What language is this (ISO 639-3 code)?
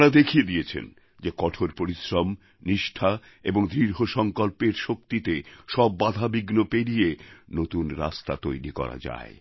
ben